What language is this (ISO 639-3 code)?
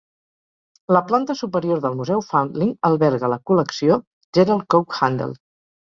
cat